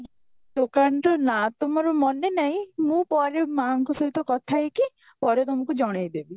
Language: Odia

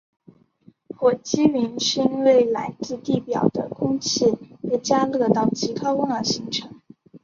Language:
Chinese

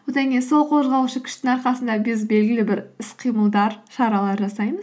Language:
Kazakh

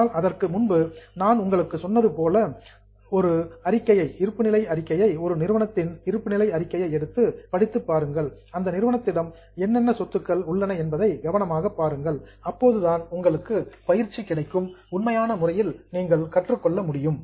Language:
Tamil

